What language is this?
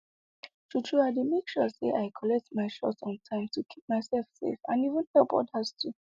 Nigerian Pidgin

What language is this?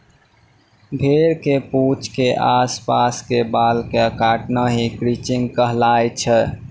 Maithili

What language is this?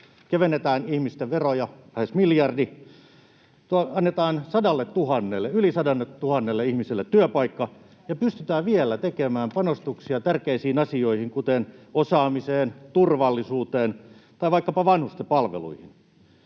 Finnish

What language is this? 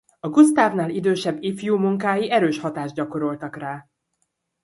Hungarian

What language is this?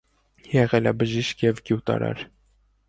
Armenian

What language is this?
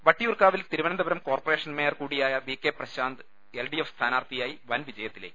Malayalam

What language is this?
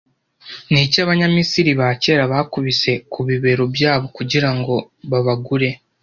Kinyarwanda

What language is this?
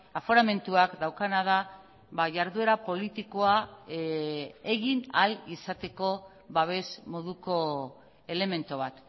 Basque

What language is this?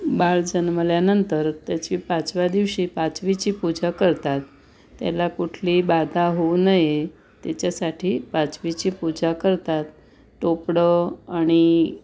Marathi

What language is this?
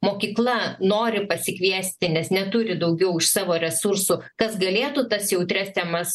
Lithuanian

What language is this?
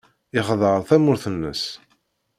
Kabyle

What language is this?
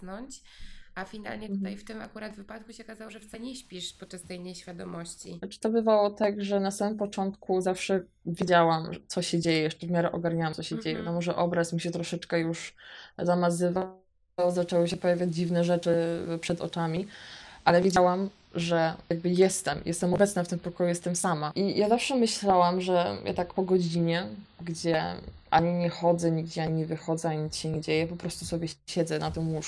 Polish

